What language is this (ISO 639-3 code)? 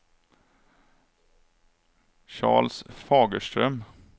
swe